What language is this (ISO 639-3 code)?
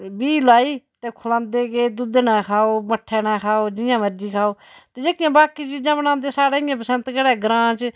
doi